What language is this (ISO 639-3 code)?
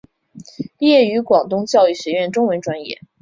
zho